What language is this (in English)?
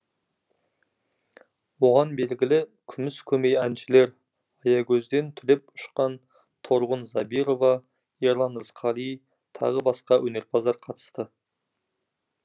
Kazakh